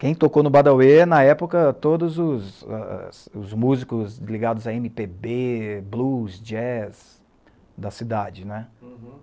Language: Portuguese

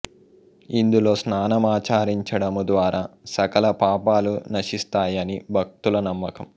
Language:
Telugu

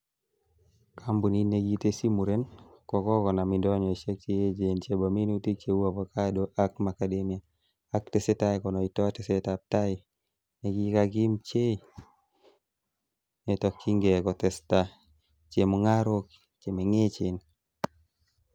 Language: Kalenjin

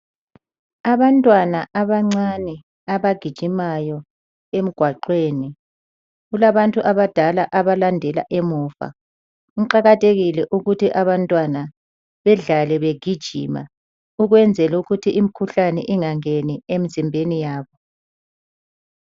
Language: North Ndebele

